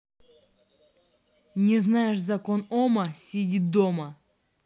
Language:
Russian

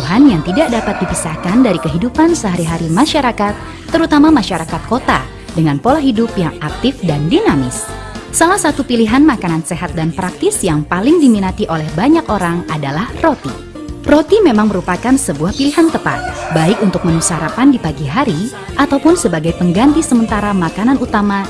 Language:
Indonesian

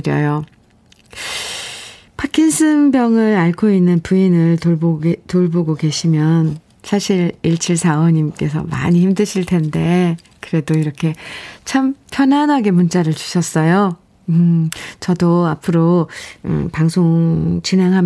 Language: Korean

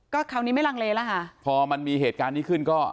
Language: Thai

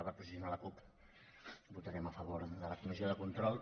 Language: Catalan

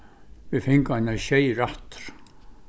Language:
Faroese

